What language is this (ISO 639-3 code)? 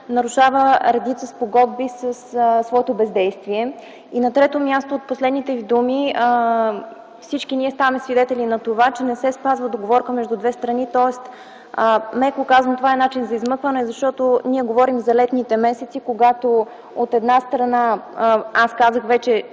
bul